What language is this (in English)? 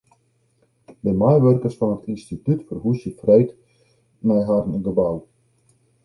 Western Frisian